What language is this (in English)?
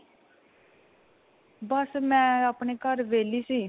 Punjabi